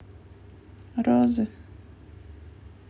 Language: Russian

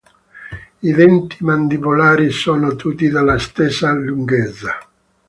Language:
Italian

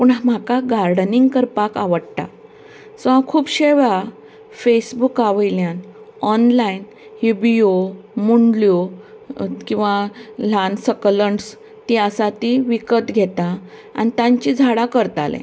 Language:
Konkani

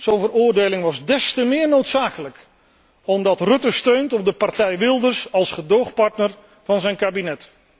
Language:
Dutch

